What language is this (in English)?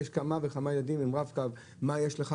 Hebrew